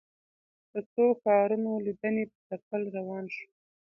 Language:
Pashto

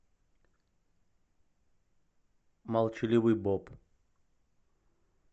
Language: Russian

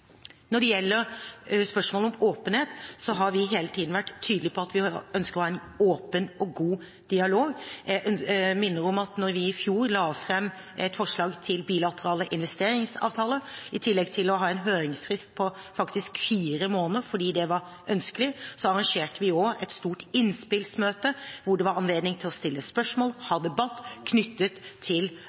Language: Norwegian Bokmål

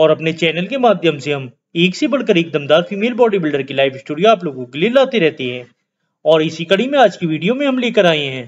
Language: Hindi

